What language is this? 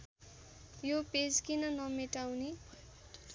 Nepali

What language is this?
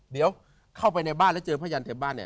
Thai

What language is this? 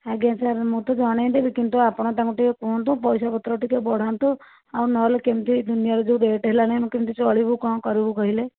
Odia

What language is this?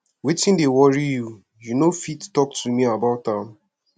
Nigerian Pidgin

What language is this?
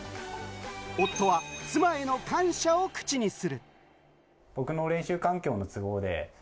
Japanese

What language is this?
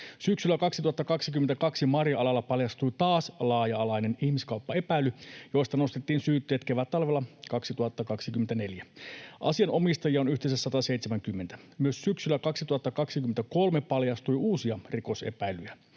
Finnish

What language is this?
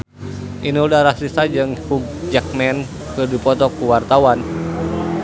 Sundanese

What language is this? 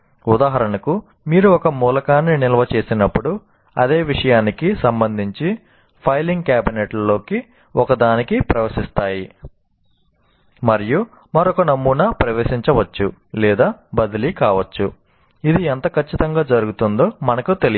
Telugu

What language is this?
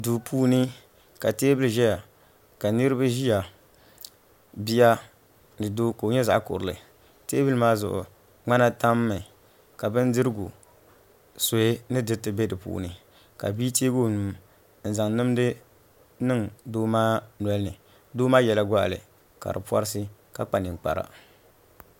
Dagbani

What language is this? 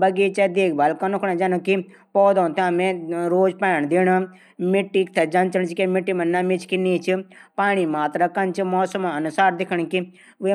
Garhwali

